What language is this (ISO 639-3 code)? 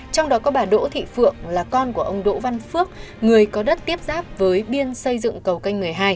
vie